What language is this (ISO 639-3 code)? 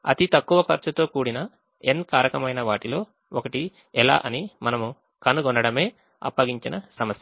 tel